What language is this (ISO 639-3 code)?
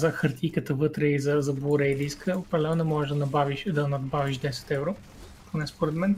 bul